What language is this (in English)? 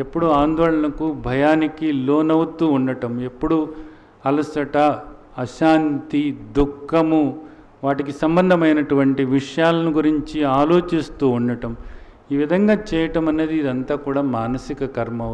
Hindi